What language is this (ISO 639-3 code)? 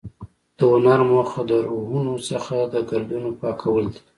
pus